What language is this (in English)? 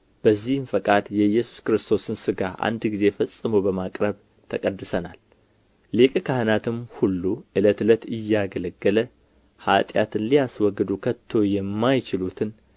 Amharic